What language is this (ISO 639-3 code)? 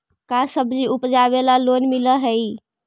mag